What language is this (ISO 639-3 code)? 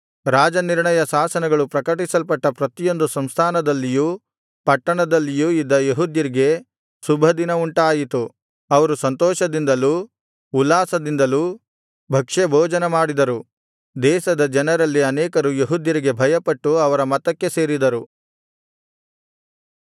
kan